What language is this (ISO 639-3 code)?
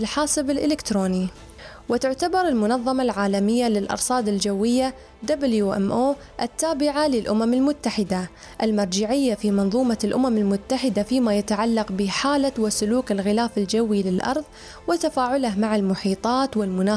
ara